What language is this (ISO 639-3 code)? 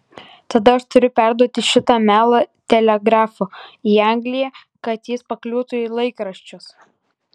lit